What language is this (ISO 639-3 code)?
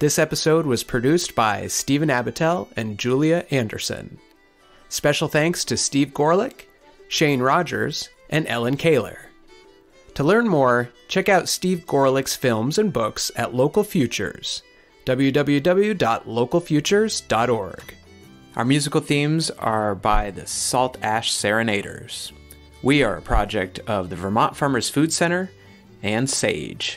eng